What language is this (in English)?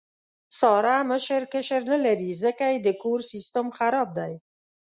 Pashto